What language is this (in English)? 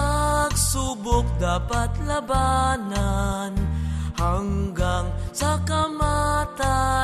Filipino